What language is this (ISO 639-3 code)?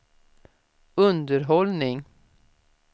swe